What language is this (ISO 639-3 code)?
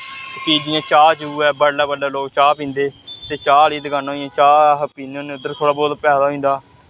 doi